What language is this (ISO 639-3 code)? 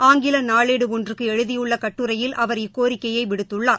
tam